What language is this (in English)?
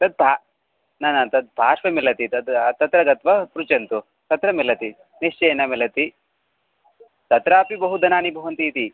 Sanskrit